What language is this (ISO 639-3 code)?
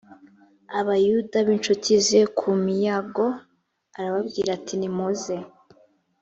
kin